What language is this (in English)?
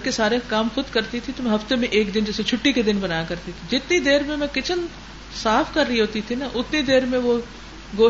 Urdu